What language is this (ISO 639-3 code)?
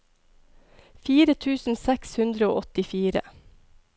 nor